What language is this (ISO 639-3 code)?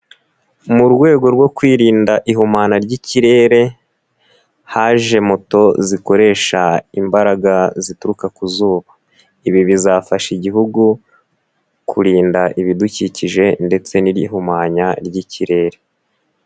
kin